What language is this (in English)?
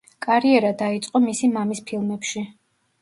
Georgian